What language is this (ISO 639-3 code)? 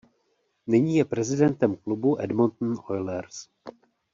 ces